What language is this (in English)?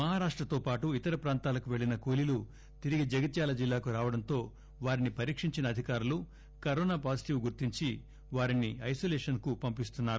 Telugu